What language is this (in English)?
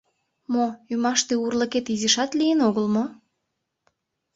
Mari